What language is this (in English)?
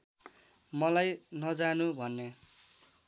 Nepali